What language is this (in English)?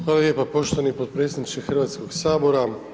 Croatian